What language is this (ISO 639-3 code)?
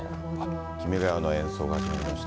jpn